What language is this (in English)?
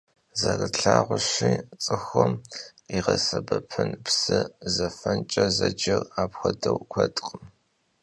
Kabardian